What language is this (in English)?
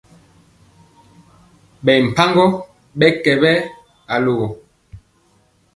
Mpiemo